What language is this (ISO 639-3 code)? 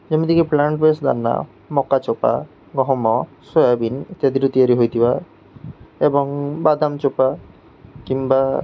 ori